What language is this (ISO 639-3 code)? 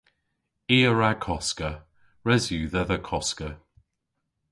cor